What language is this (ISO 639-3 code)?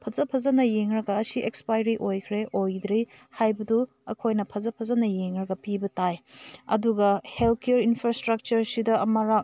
mni